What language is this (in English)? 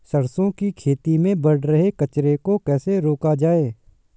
Hindi